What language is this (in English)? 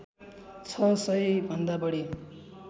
Nepali